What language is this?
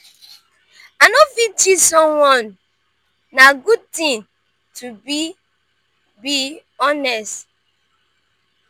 Nigerian Pidgin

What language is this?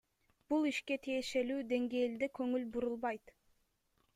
Kyrgyz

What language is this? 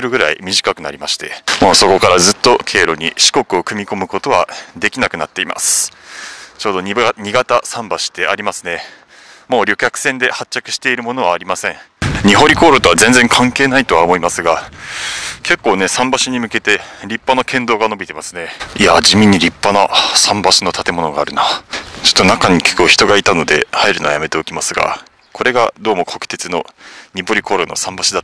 Japanese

